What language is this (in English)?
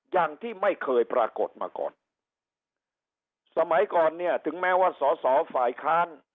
Thai